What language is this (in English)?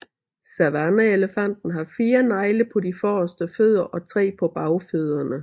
Danish